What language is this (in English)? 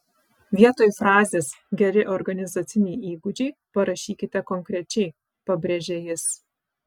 Lithuanian